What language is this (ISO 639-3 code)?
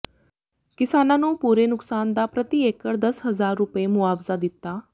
pan